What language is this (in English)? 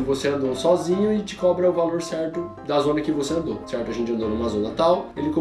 Portuguese